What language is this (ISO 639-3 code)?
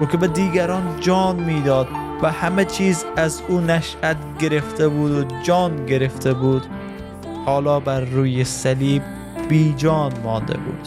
fas